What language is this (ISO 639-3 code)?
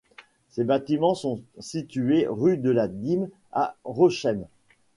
fra